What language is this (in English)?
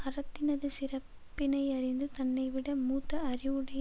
Tamil